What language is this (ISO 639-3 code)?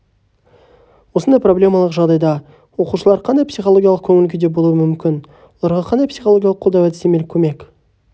kaz